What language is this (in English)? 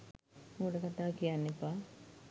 Sinhala